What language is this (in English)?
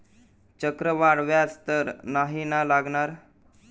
Marathi